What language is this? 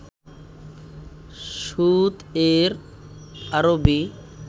Bangla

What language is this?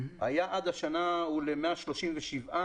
Hebrew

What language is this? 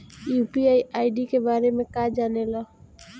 Bhojpuri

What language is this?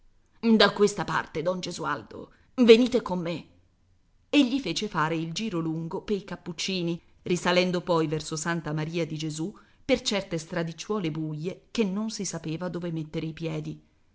Italian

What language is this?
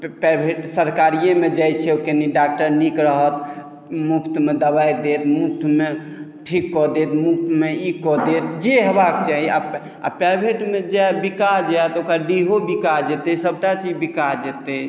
Maithili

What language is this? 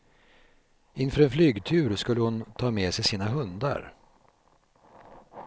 Swedish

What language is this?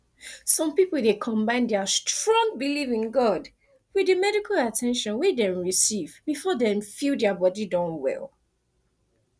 Nigerian Pidgin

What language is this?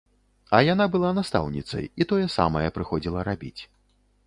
Belarusian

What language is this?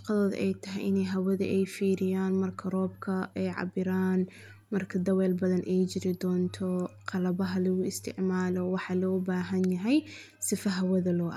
Somali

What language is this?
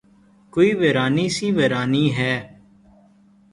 Urdu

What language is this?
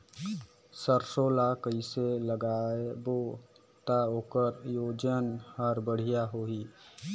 Chhattisgarhi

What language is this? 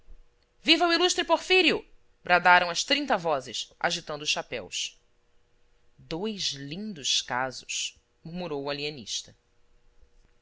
Portuguese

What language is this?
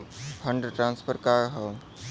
Bhojpuri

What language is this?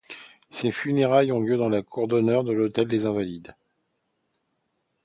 French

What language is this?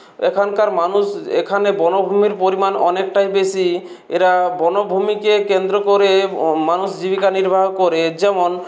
Bangla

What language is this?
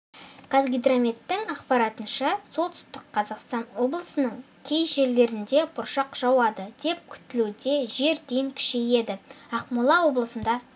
Kazakh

